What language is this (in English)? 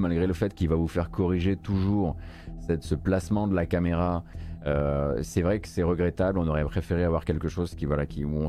French